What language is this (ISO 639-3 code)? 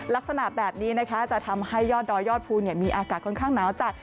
tha